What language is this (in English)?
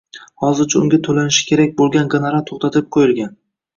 Uzbek